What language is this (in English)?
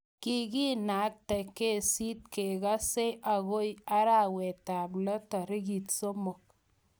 Kalenjin